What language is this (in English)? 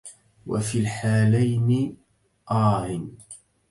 Arabic